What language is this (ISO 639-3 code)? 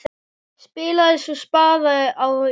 isl